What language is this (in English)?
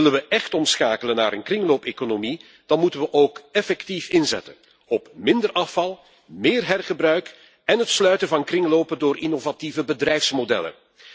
Dutch